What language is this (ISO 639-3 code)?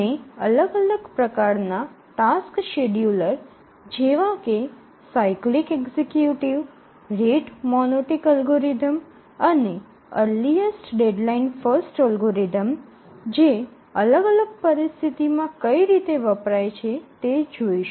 guj